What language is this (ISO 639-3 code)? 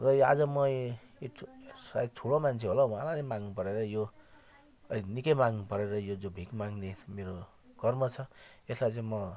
nep